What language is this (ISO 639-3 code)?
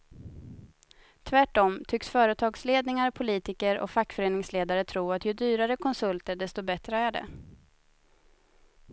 swe